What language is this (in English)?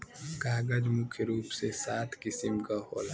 Bhojpuri